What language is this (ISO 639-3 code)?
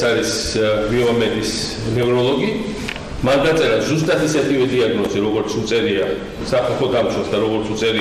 ron